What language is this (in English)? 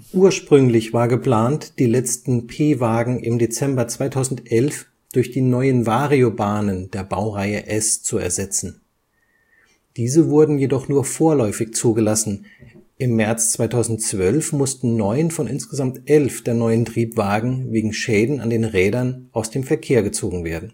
German